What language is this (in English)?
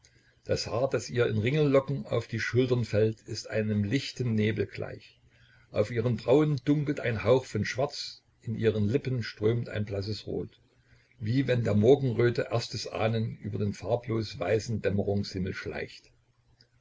German